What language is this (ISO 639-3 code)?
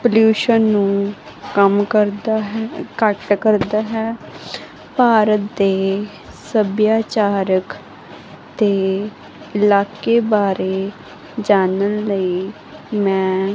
pan